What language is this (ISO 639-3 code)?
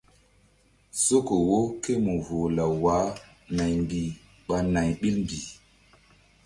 mdd